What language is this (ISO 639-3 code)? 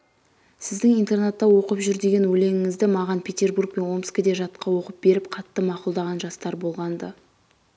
kaz